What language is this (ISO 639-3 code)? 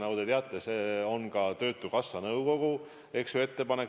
est